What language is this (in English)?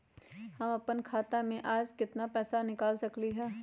Magahi